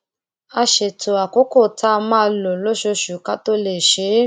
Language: Yoruba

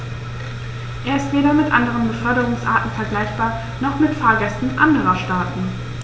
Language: German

